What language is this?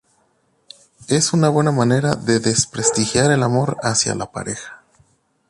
Spanish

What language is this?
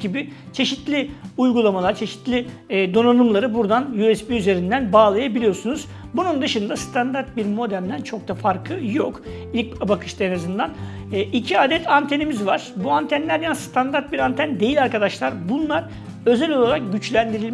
Turkish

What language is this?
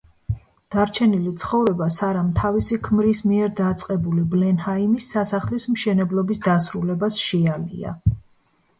Georgian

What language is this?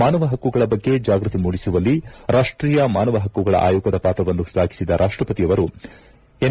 Kannada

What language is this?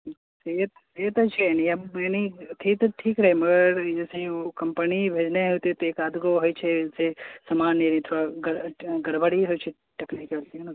Maithili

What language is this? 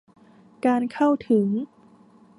Thai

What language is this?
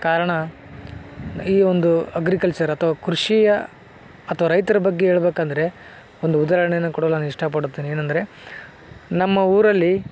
Kannada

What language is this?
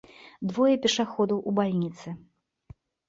Belarusian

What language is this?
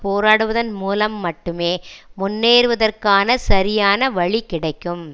Tamil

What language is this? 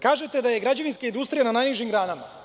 Serbian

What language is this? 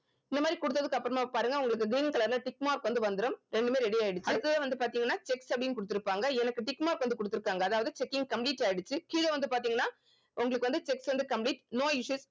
Tamil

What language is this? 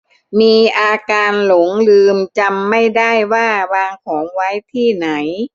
Thai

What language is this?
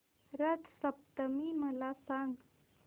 Marathi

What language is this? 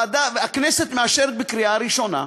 Hebrew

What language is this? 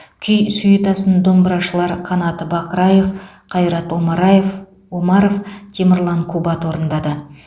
Kazakh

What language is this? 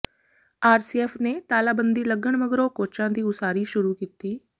Punjabi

